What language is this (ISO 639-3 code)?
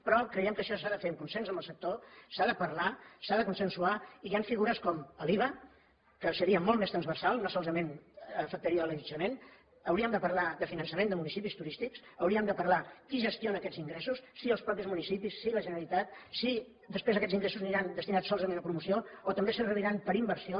cat